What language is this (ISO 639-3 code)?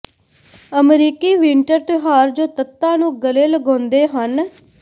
pan